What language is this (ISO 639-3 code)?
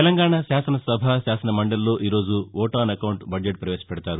tel